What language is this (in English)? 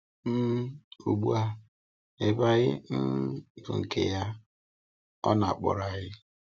Igbo